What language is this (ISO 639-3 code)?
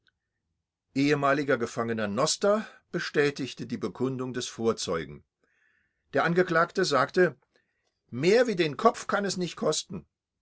deu